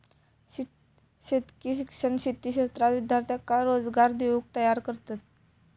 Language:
Marathi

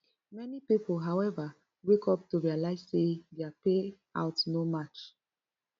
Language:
Nigerian Pidgin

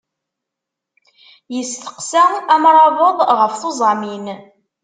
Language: Kabyle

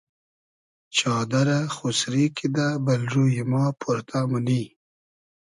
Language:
Hazaragi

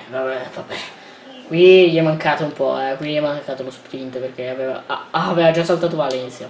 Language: Italian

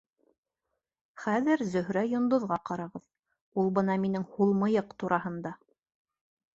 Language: Bashkir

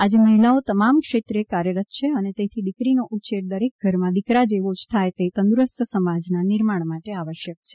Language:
Gujarati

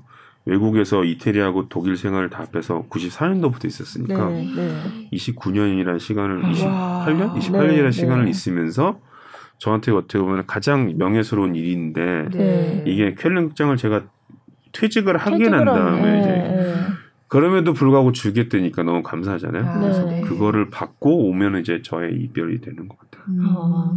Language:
Korean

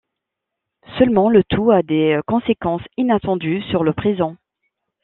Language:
French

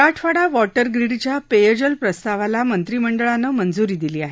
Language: Marathi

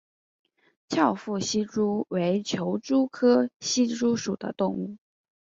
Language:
Chinese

